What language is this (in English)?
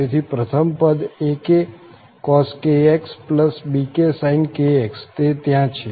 Gujarati